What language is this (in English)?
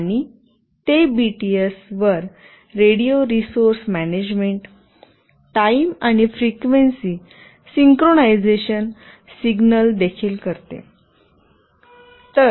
Marathi